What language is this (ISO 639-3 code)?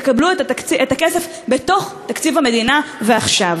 heb